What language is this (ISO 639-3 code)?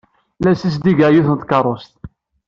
kab